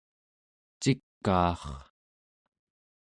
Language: Central Yupik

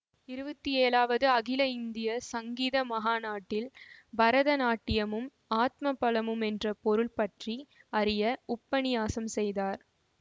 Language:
Tamil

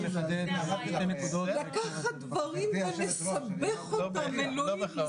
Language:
Hebrew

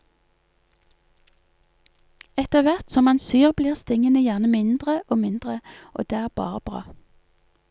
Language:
Norwegian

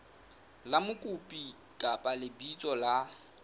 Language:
Southern Sotho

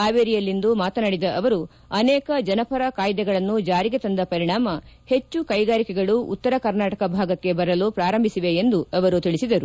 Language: Kannada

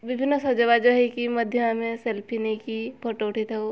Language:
Odia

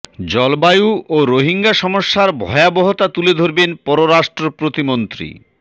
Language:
Bangla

